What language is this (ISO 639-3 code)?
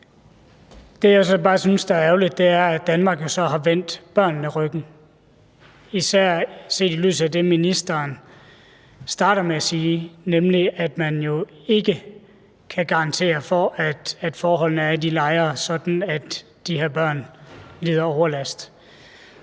dan